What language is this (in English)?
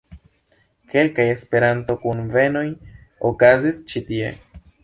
Esperanto